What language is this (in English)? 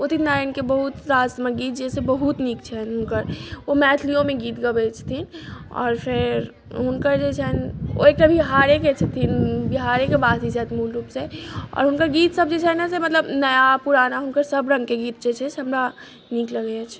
Maithili